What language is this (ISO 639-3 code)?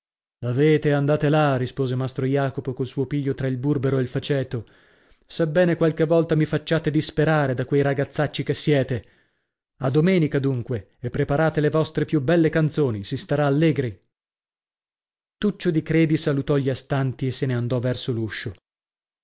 ita